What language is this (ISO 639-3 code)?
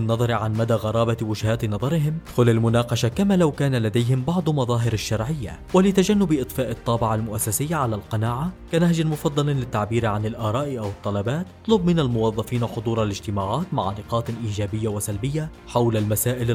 ara